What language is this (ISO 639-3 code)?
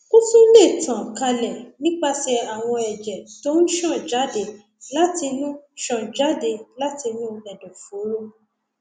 yor